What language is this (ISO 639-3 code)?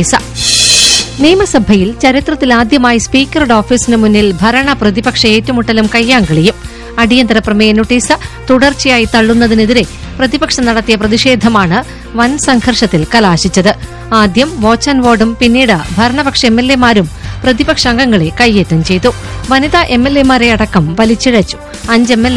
mal